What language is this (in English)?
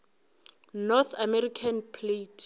Northern Sotho